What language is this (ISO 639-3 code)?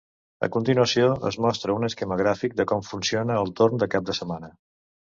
cat